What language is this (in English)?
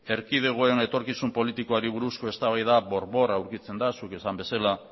Basque